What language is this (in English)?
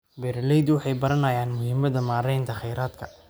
Somali